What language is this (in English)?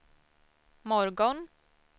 Swedish